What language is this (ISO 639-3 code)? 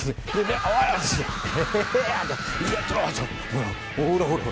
jpn